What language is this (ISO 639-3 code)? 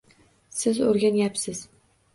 uzb